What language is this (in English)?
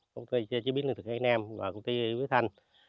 Vietnamese